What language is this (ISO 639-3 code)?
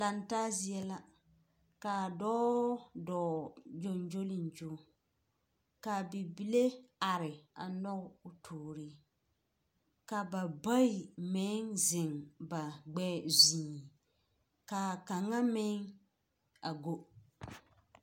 dga